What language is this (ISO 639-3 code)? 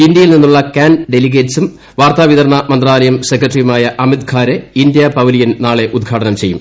mal